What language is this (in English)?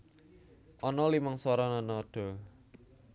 Javanese